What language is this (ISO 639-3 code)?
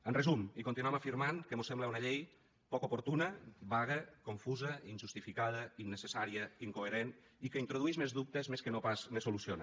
cat